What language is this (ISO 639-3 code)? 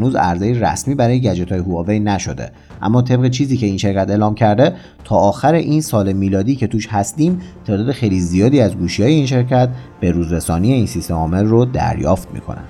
fas